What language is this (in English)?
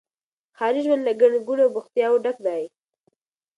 Pashto